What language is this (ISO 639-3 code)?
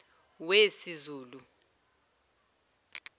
zul